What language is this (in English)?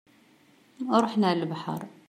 Kabyle